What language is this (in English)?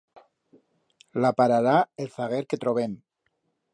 Aragonese